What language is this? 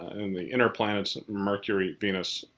English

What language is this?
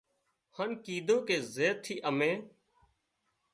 Wadiyara Koli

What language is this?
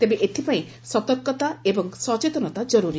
Odia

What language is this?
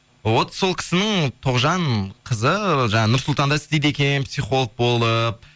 Kazakh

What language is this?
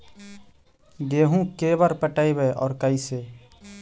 Magahi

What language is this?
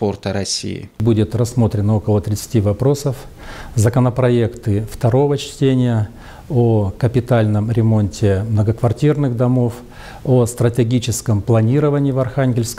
Russian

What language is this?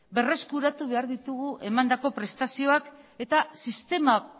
Basque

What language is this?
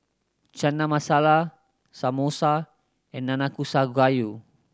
English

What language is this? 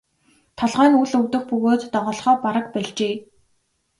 Mongolian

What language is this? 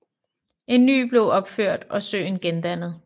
Danish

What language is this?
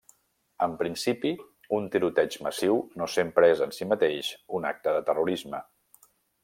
Catalan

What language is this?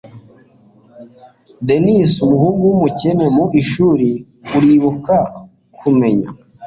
Kinyarwanda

